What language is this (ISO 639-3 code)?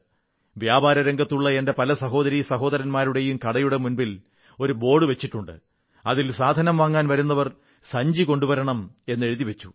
mal